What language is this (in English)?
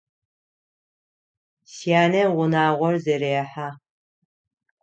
Adyghe